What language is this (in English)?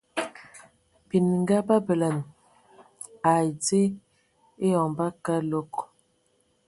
Ewondo